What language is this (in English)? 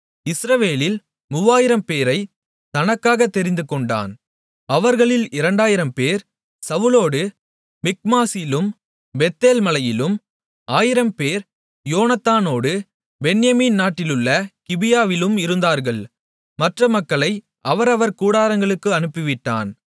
Tamil